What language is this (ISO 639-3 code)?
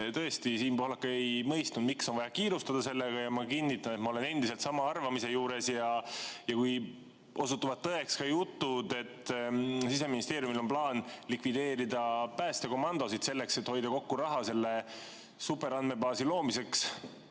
est